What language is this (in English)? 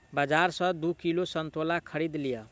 Maithili